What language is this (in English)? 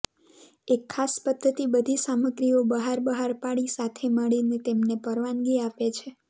Gujarati